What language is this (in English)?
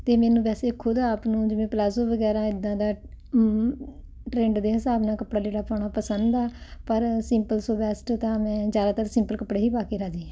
Punjabi